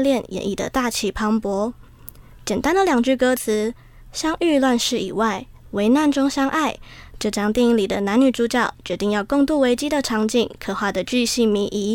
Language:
Chinese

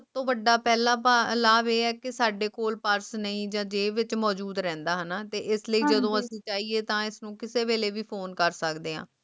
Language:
Punjabi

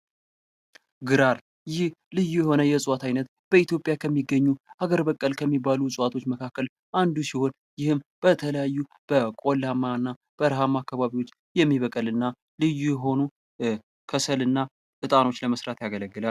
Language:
Amharic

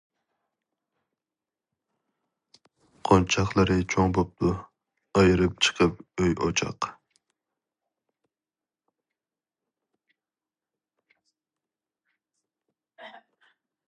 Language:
Uyghur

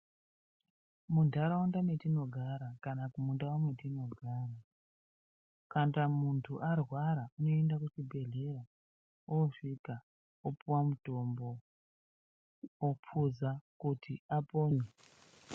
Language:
Ndau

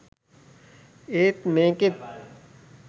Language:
Sinhala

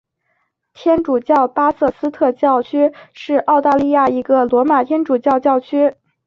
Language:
Chinese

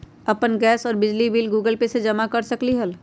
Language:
Magahi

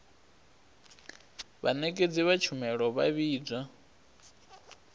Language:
Venda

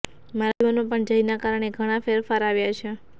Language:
Gujarati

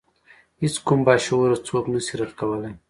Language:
Pashto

